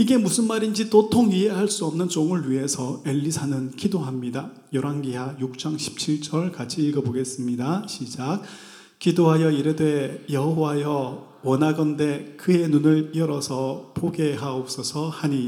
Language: Korean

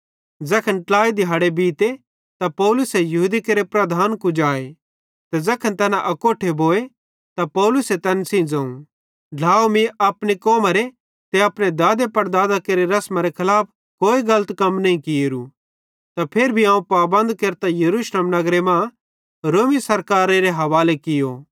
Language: Bhadrawahi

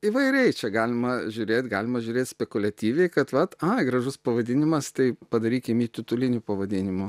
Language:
Lithuanian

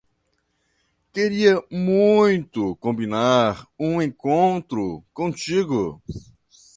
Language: Portuguese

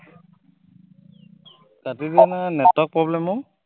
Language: Assamese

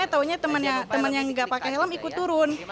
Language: Indonesian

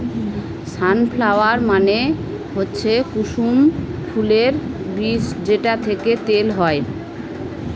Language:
Bangla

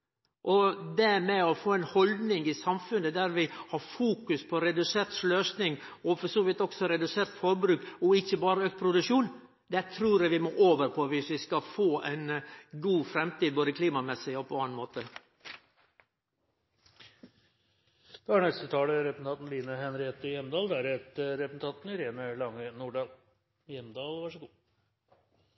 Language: Norwegian Nynorsk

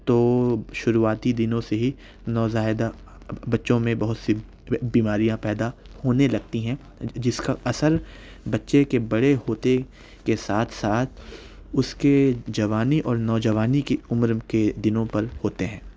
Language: Urdu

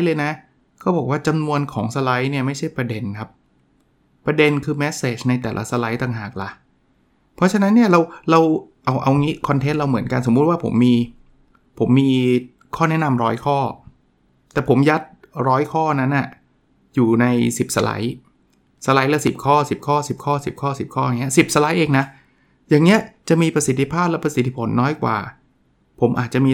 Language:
Thai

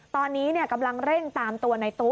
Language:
Thai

